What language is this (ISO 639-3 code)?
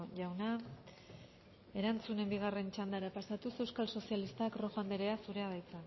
eus